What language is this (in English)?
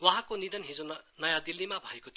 Nepali